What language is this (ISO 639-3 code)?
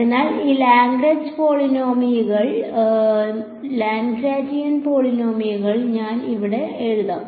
mal